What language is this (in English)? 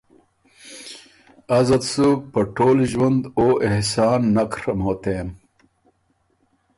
Ormuri